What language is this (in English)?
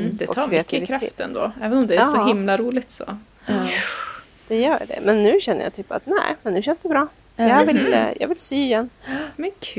Swedish